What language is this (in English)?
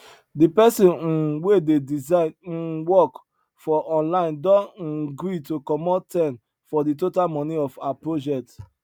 Nigerian Pidgin